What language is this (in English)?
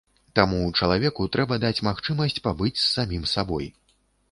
Belarusian